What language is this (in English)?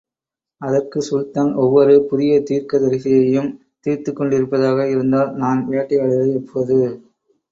Tamil